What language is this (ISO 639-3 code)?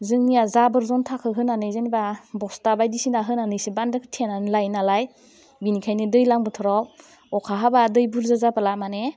brx